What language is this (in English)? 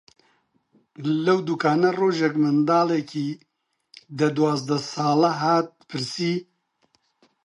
Central Kurdish